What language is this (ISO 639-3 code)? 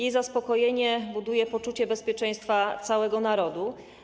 pol